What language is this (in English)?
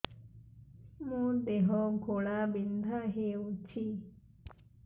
Odia